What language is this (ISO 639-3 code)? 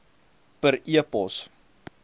afr